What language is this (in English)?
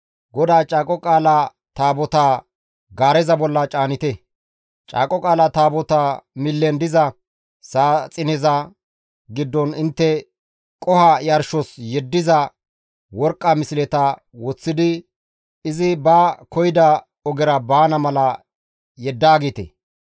Gamo